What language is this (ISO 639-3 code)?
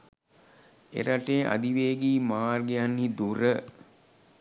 sin